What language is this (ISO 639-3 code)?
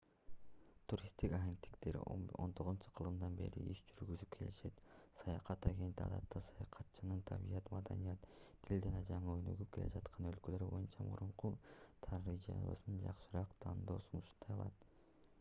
kir